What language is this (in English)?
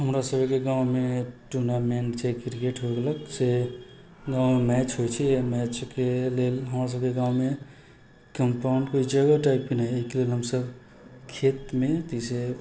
Maithili